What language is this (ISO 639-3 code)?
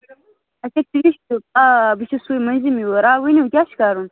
kas